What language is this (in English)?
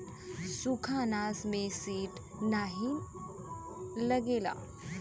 Bhojpuri